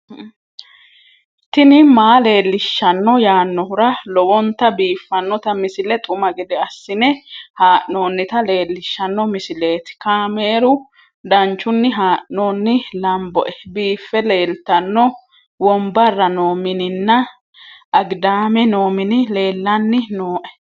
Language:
Sidamo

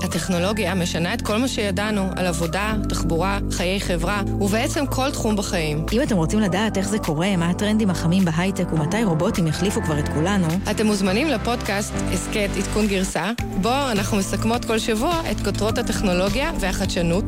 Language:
Hebrew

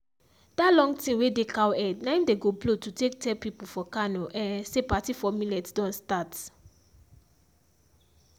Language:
Nigerian Pidgin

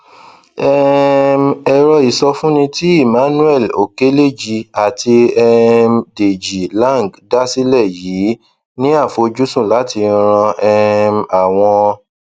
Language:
Yoruba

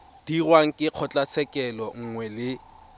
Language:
Tswana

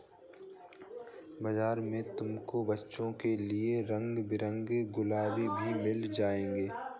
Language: Hindi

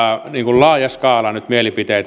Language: Finnish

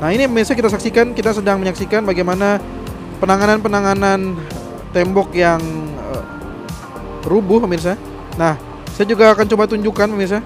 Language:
Indonesian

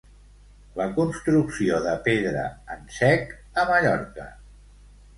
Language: Catalan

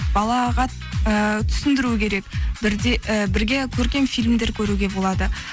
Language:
Kazakh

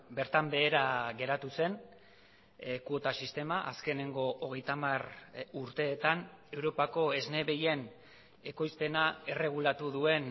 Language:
Basque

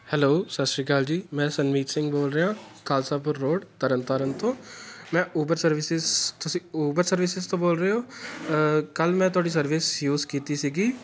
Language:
Punjabi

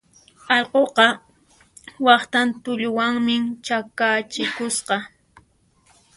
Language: Puno Quechua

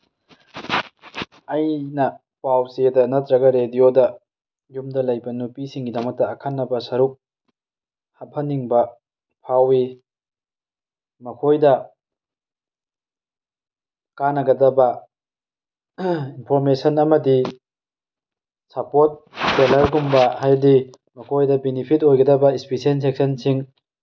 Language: Manipuri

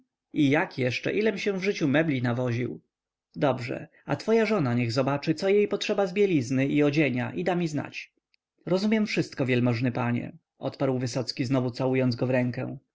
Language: Polish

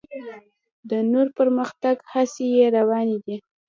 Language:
Pashto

